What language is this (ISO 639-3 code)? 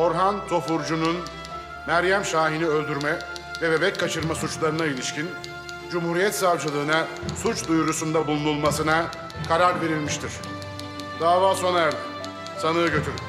tur